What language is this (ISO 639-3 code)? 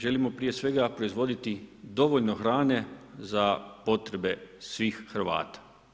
hrv